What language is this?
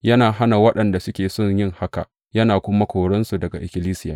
Hausa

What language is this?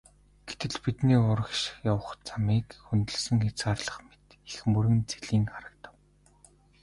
Mongolian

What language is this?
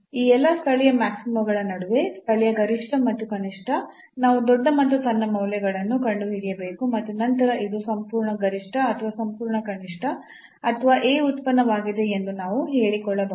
Kannada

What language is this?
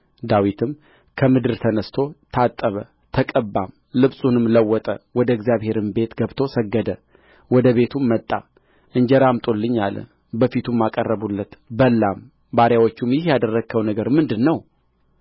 Amharic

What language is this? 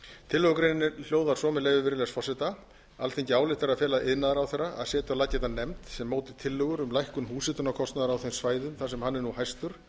Icelandic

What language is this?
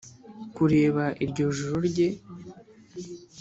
Kinyarwanda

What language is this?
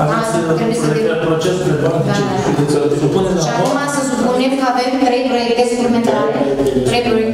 Romanian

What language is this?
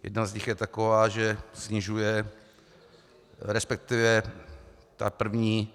Czech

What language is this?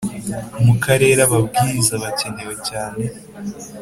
Kinyarwanda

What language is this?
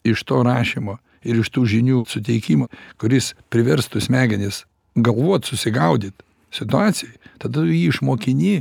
Lithuanian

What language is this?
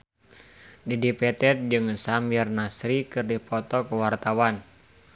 Sundanese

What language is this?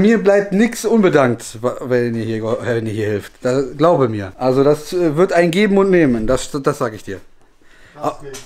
German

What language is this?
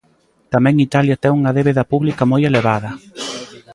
Galician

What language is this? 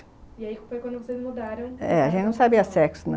Portuguese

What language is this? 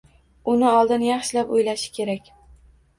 Uzbek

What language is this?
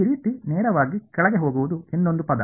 Kannada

